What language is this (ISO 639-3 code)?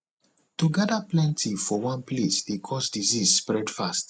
pcm